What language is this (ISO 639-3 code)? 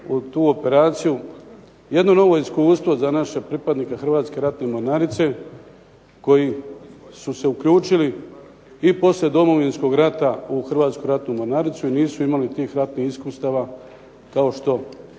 hrv